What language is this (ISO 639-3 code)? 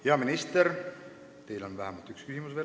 est